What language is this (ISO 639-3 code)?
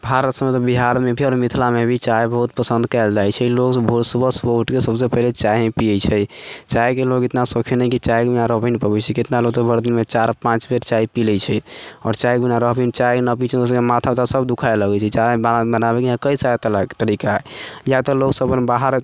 mai